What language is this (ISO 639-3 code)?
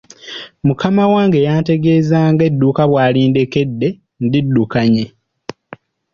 lug